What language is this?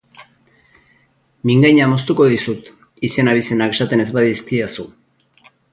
Basque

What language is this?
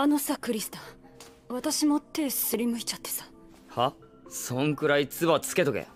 Japanese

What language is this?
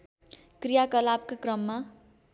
Nepali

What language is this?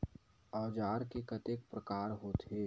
Chhattisgarhi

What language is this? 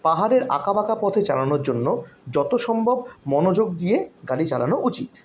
Bangla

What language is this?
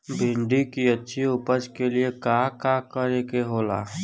Bhojpuri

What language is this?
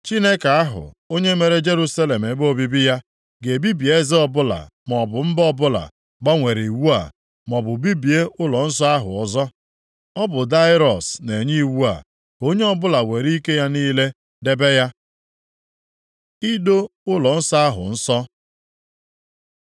Igbo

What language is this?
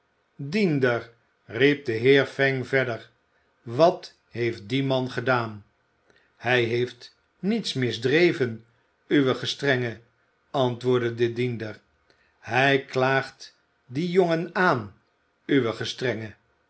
Dutch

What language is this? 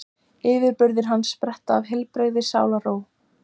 Icelandic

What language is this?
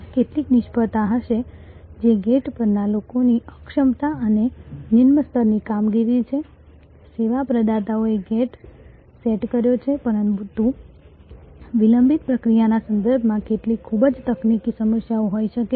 Gujarati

